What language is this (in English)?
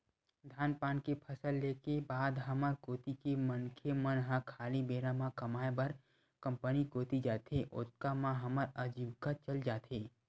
Chhattisgarhi